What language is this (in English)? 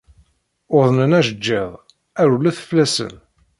Kabyle